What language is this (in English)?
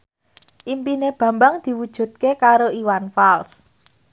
Javanese